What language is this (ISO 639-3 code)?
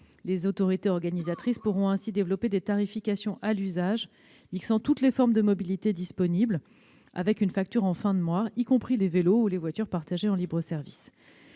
fra